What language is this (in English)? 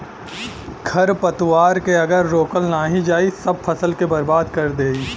Bhojpuri